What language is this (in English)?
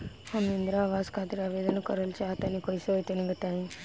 Bhojpuri